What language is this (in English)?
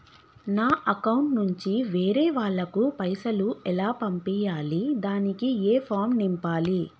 Telugu